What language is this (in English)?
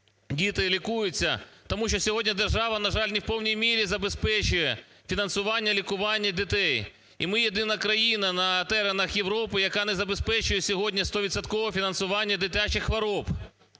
Ukrainian